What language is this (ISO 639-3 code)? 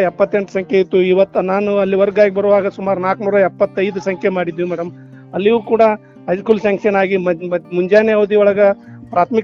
kan